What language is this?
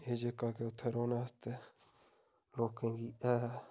Dogri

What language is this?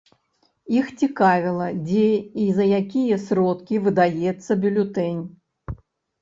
Belarusian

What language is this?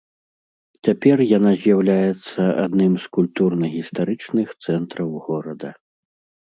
Belarusian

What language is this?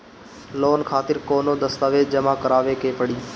Bhojpuri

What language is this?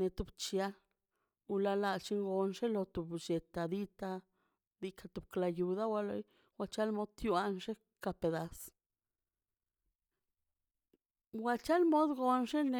Mazaltepec Zapotec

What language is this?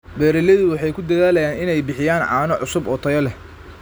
Somali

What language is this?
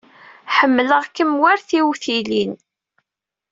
Kabyle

